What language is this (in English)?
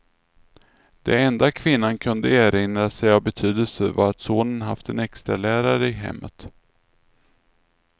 Swedish